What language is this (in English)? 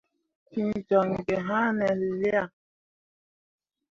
Mundang